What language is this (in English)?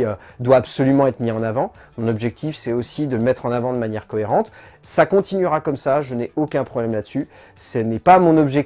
French